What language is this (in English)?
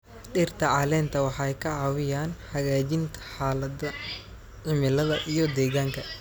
Somali